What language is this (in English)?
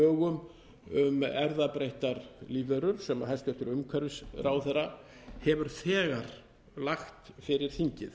Icelandic